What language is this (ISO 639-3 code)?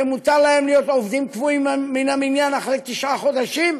heb